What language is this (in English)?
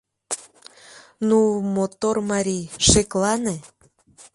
Mari